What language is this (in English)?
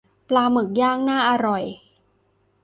Thai